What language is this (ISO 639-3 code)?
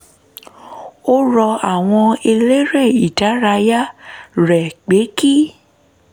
yor